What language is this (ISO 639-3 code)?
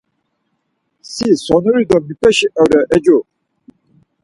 lzz